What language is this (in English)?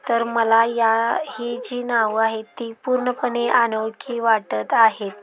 Marathi